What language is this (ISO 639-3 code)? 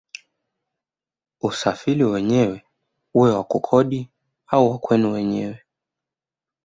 swa